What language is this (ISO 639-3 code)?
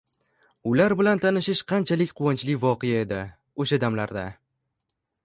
uzb